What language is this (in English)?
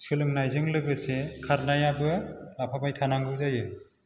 Bodo